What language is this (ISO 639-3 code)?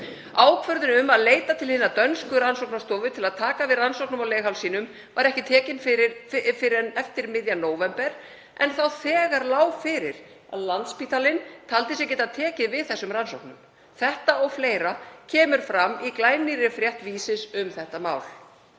isl